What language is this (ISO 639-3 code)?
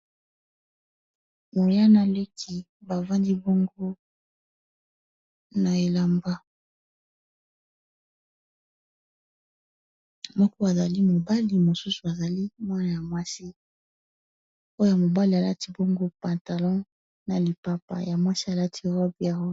lin